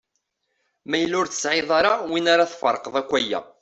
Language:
Kabyle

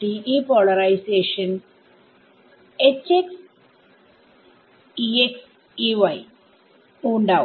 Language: Malayalam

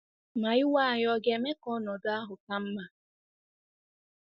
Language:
Igbo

